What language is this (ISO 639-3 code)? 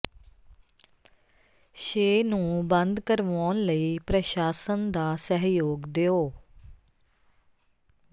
pan